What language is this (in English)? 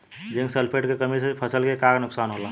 Bhojpuri